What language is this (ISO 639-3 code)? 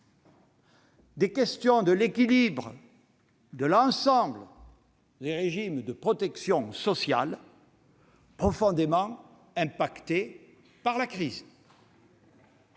fra